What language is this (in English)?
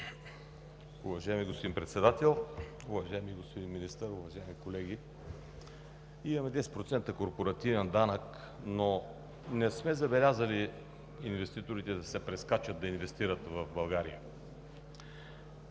Bulgarian